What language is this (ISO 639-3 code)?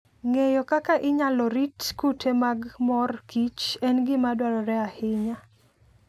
luo